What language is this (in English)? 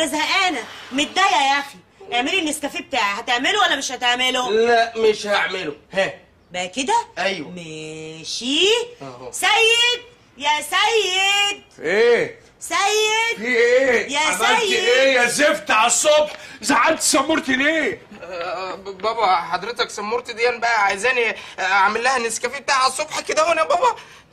Arabic